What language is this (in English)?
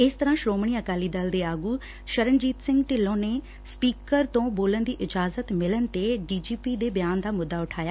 Punjabi